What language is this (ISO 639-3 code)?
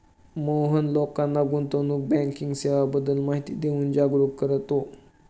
mar